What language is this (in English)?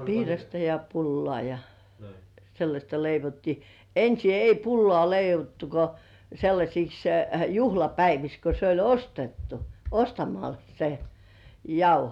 Finnish